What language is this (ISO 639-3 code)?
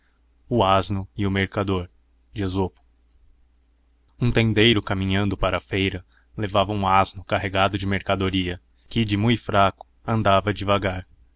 por